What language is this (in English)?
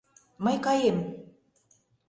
Mari